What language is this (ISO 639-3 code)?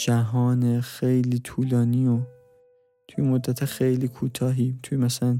fas